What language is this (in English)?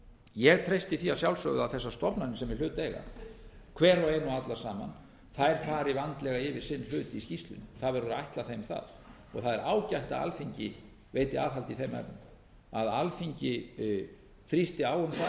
Icelandic